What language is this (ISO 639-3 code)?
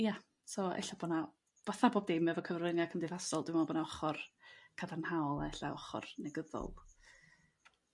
cym